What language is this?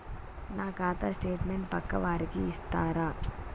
Telugu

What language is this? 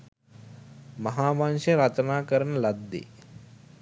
Sinhala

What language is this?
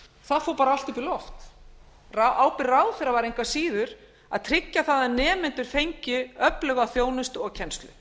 Icelandic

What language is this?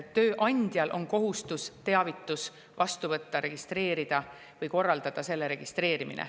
Estonian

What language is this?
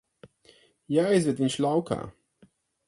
Latvian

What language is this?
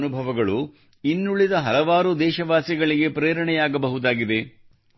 Kannada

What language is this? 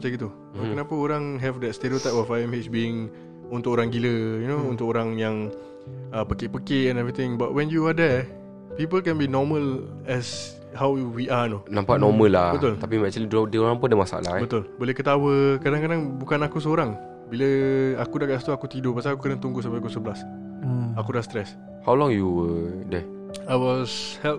Malay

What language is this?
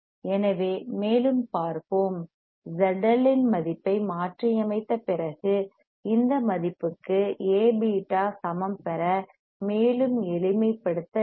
Tamil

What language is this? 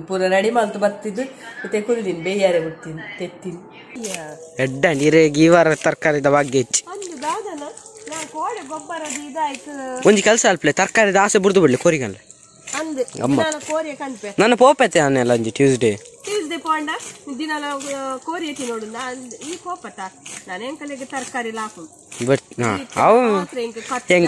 Romanian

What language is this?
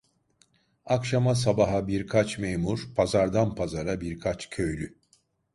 Turkish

